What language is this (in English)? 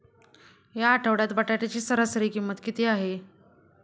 Marathi